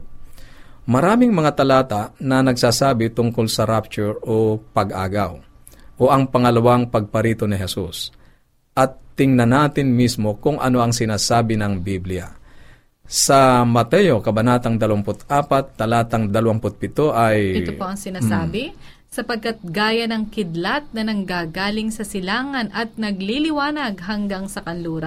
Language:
Filipino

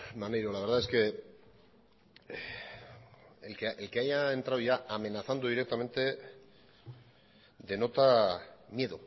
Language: Spanish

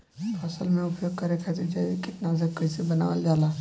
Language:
Bhojpuri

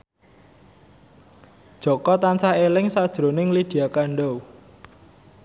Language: Javanese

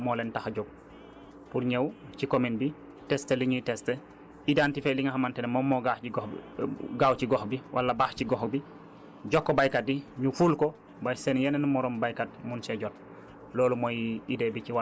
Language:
Wolof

